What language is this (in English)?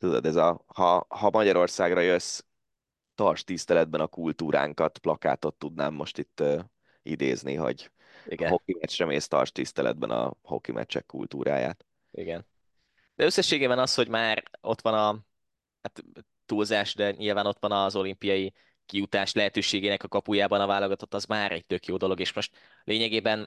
Hungarian